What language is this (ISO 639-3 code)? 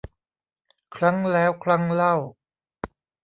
tha